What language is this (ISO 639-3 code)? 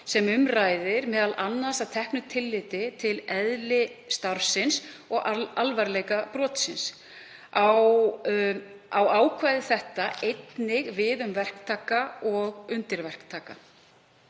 isl